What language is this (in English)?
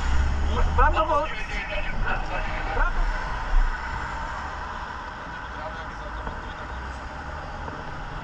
Polish